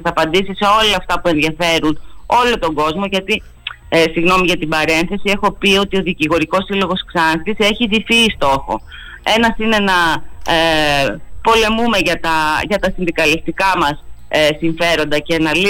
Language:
Greek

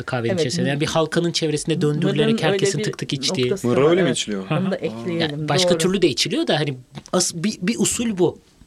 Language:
Turkish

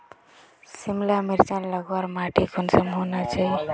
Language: Magahi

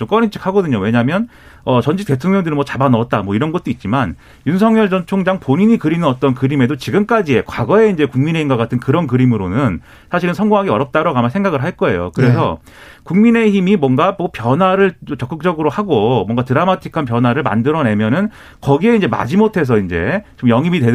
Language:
Korean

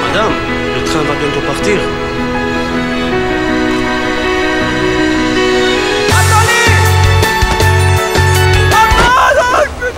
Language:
Russian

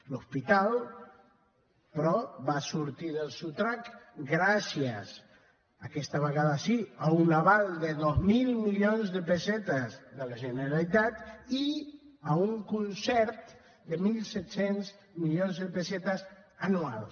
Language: Catalan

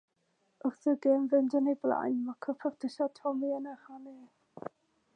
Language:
Welsh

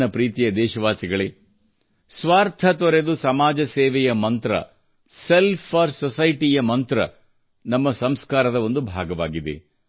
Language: Kannada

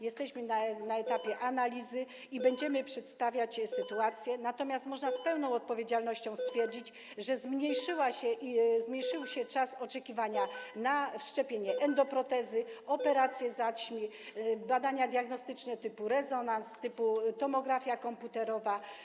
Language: Polish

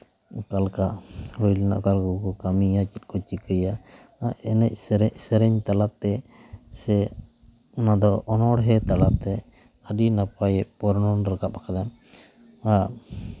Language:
Santali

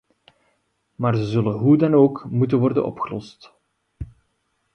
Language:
Dutch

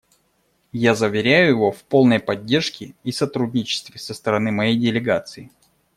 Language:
Russian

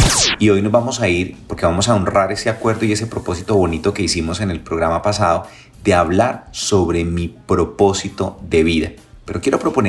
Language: Spanish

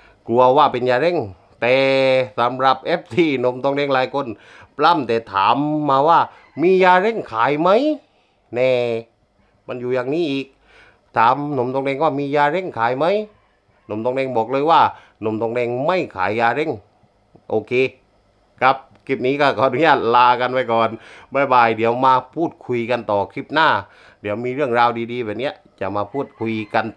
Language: Thai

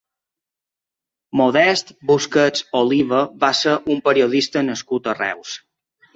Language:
Catalan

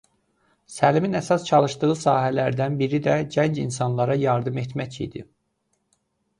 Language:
Azerbaijani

